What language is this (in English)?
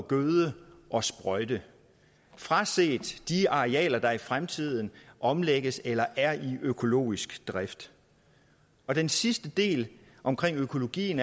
Danish